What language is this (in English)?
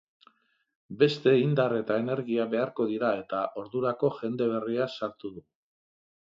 Basque